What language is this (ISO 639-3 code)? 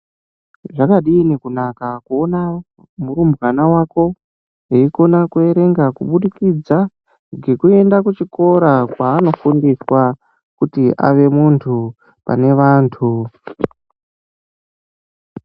ndc